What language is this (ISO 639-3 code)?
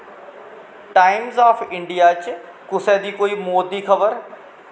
doi